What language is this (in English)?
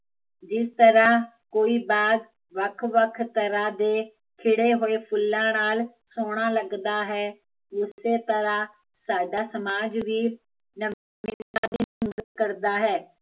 Punjabi